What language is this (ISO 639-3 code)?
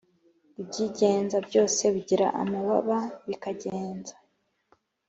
kin